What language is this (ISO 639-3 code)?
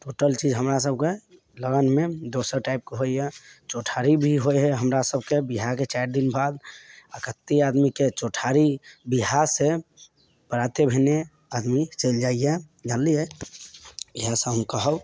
mai